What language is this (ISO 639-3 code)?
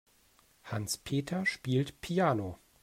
deu